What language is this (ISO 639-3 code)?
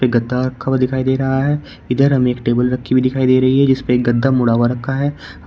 hin